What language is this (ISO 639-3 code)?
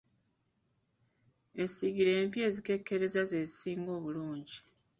lug